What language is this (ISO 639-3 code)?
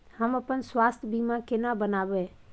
mai